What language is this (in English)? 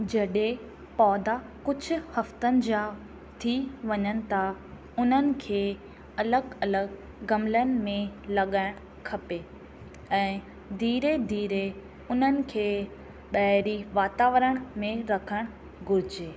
Sindhi